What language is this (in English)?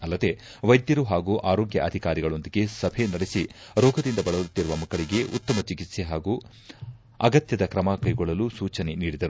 Kannada